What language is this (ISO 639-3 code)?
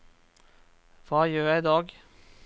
nor